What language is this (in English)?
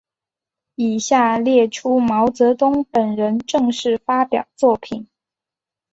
Chinese